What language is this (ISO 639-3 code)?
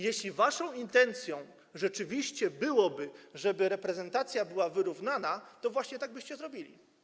pol